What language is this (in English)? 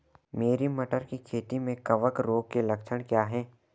Hindi